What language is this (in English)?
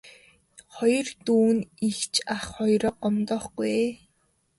Mongolian